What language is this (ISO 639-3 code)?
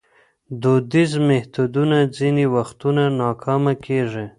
pus